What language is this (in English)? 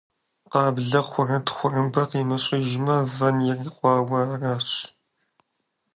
Kabardian